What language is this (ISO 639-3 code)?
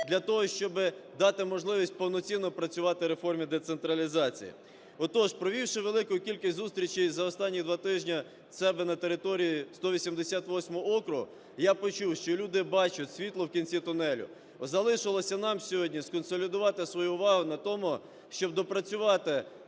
ukr